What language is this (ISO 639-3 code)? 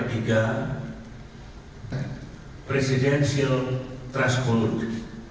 ind